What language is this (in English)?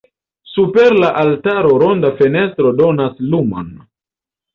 Esperanto